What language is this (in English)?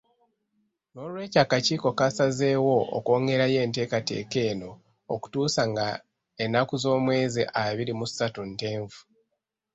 Ganda